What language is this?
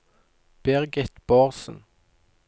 Norwegian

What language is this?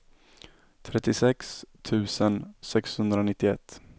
Swedish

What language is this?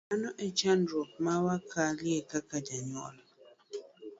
Luo (Kenya and Tanzania)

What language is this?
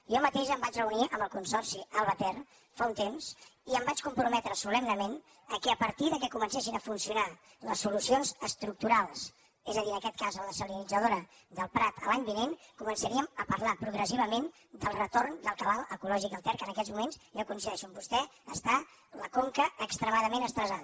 Catalan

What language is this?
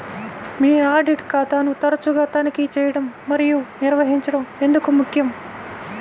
Telugu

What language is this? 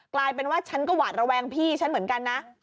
Thai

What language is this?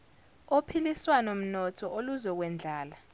Zulu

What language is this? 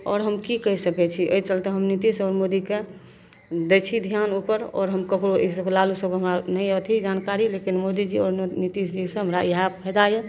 Maithili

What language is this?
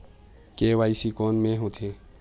Chhattisgarhi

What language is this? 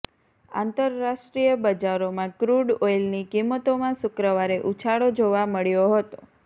Gujarati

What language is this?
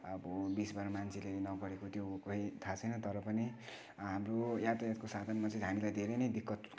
Nepali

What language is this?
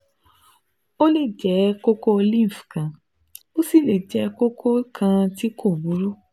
Yoruba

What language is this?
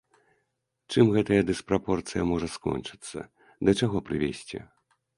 Belarusian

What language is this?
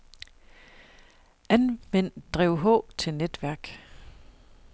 Danish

